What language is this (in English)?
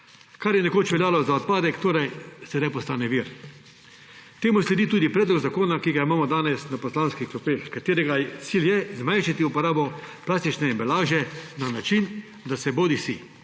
Slovenian